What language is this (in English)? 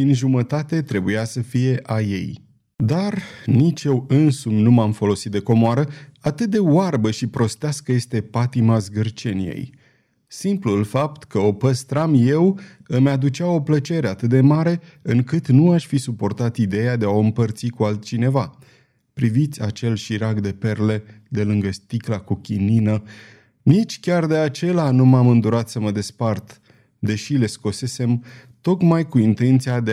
Romanian